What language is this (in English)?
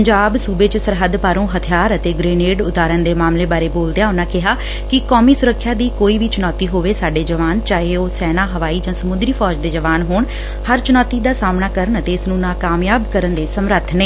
Punjabi